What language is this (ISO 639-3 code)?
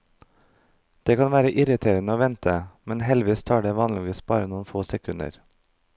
nor